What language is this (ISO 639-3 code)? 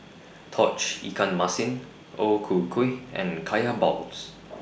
eng